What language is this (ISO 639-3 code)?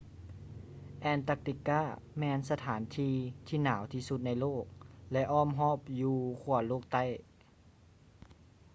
lao